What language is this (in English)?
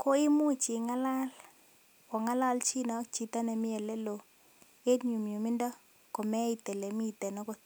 Kalenjin